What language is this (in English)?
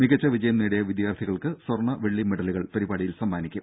Malayalam